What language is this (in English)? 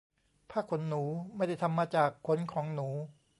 Thai